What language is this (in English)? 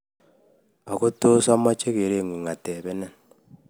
Kalenjin